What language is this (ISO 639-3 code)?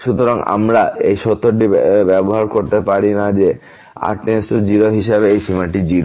ben